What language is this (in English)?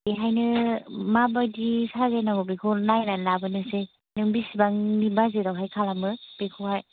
Bodo